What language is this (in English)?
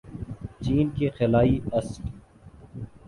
Urdu